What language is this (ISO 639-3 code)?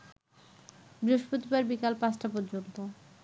ben